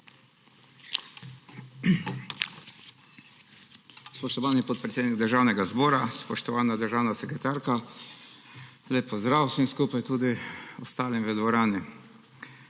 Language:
Slovenian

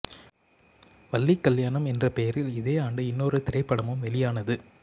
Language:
Tamil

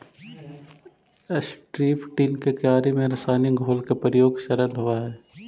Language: Magahi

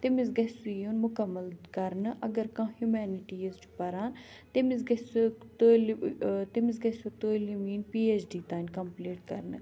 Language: Kashmiri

